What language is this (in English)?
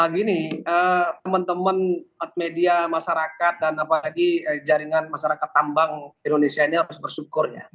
Indonesian